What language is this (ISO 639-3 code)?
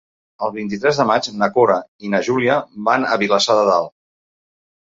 cat